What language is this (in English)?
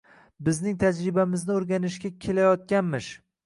Uzbek